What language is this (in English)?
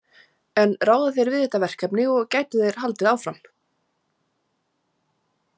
Icelandic